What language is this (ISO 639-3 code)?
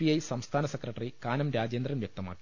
mal